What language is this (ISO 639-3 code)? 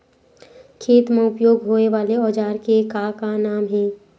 hne